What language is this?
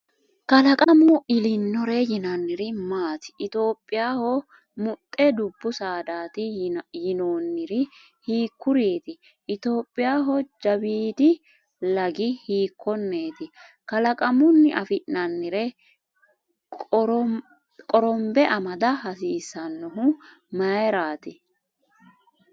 Sidamo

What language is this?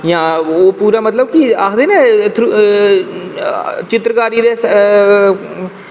Dogri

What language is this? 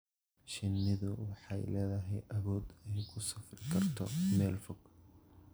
Somali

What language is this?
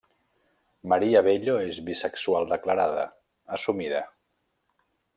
Catalan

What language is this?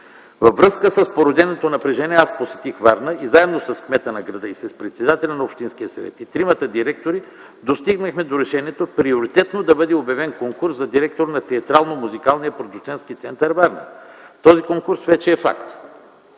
Bulgarian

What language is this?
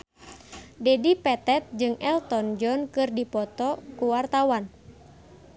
Sundanese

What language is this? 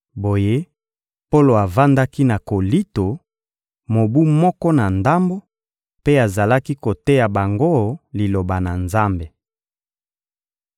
Lingala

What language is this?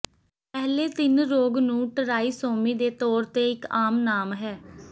Punjabi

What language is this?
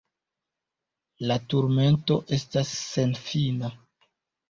Esperanto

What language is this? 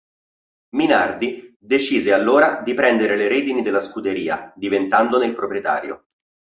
Italian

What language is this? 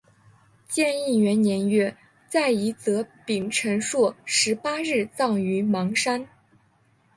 Chinese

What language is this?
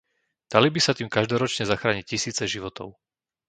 Slovak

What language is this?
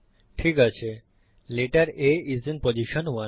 Bangla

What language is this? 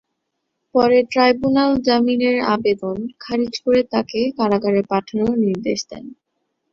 Bangla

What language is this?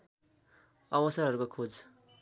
Nepali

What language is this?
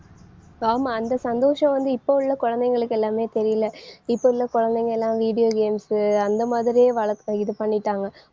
Tamil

